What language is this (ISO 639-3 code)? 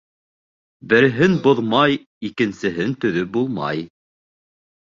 bak